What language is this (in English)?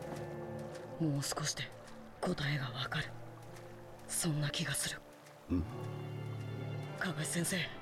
Japanese